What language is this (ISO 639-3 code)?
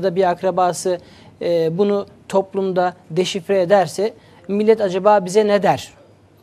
tur